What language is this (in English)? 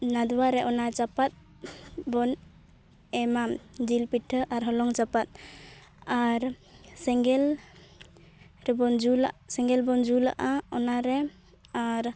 Santali